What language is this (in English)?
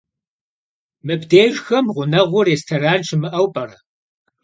Kabardian